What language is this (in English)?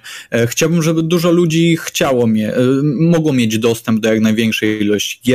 Polish